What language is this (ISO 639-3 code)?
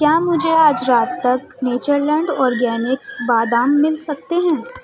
urd